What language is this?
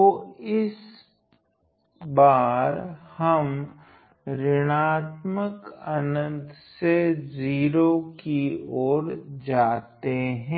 Hindi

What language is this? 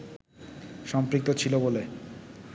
Bangla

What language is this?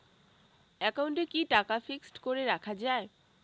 Bangla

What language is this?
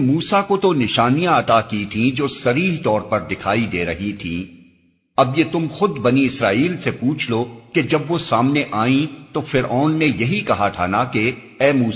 Urdu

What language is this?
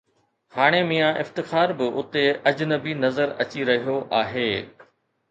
Sindhi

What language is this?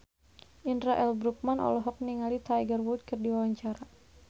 Sundanese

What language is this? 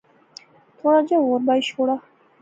Pahari-Potwari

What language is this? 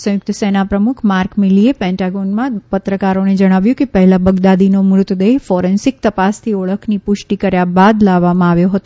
Gujarati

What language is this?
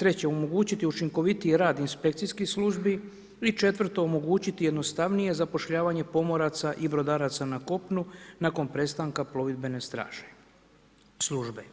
Croatian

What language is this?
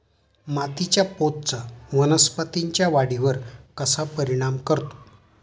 Marathi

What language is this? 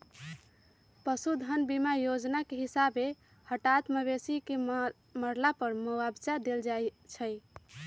Magahi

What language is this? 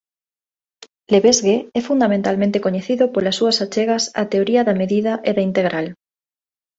Galician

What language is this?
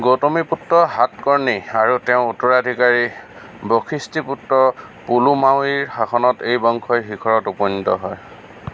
Assamese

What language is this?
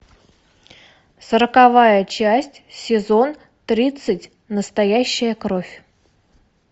Russian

